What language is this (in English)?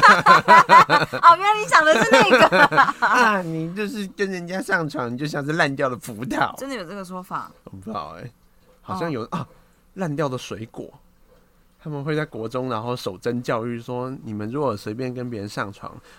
Chinese